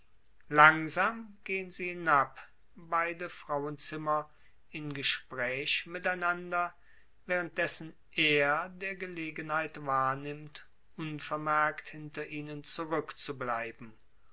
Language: German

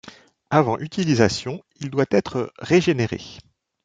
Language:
French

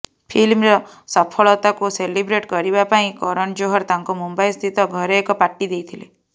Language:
Odia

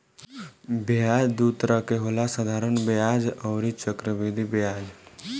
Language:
Bhojpuri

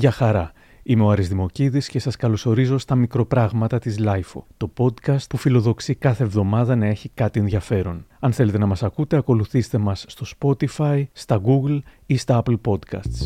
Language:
Greek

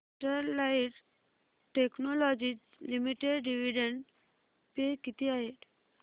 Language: Marathi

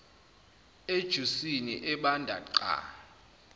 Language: Zulu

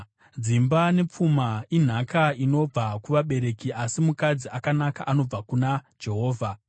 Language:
Shona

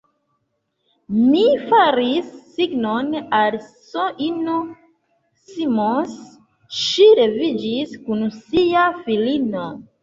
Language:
Esperanto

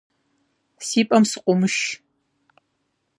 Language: Kabardian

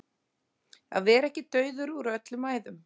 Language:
Icelandic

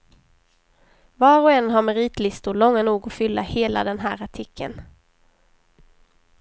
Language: Swedish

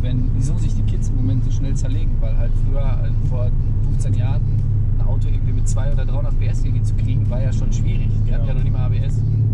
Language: German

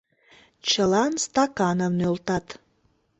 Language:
Mari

